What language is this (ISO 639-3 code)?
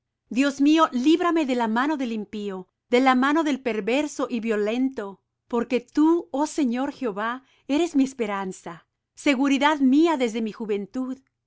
spa